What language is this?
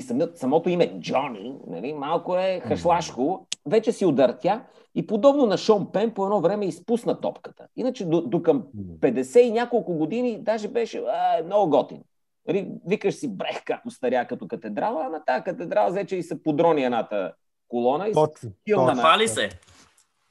Bulgarian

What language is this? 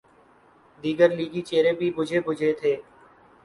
Urdu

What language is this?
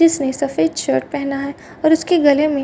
Hindi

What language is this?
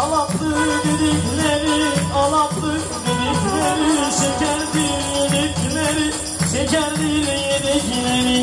Turkish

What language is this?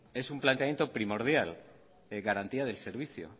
Spanish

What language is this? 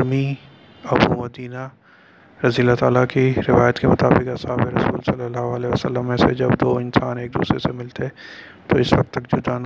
Urdu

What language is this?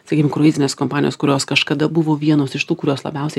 Lithuanian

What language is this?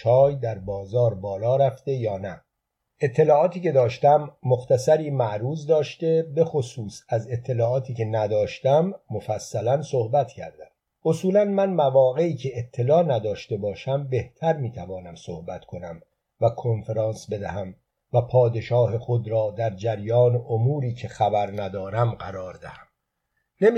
Persian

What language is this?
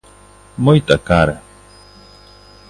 Galician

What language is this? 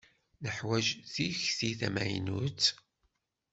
Kabyle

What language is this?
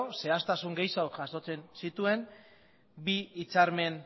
Basque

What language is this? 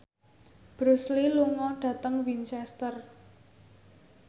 Javanese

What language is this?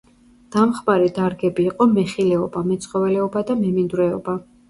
Georgian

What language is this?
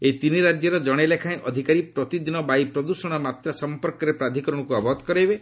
Odia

